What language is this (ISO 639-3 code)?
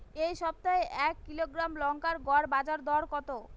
ben